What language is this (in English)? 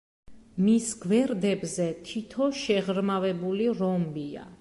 Georgian